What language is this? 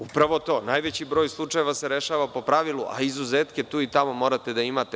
Serbian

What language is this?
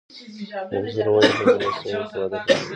Pashto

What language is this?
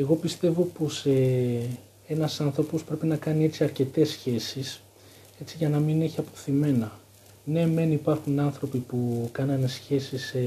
Greek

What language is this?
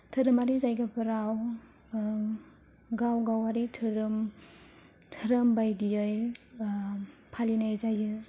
Bodo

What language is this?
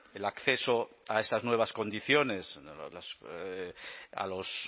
Spanish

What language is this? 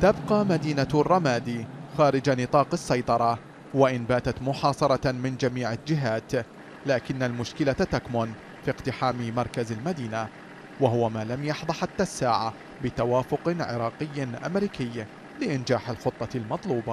Arabic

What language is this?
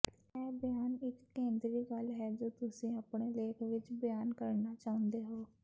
Punjabi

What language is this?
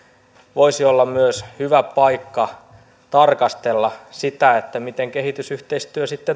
Finnish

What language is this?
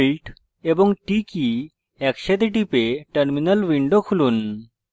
Bangla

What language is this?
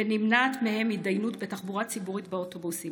Hebrew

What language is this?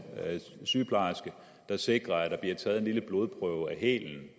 Danish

